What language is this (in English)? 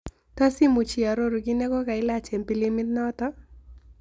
Kalenjin